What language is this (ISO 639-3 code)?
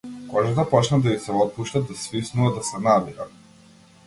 mkd